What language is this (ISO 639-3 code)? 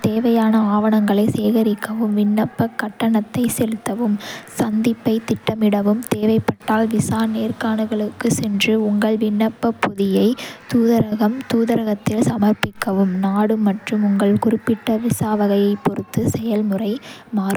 kfe